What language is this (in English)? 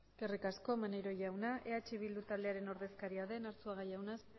Basque